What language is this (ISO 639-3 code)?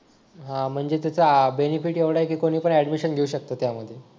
mar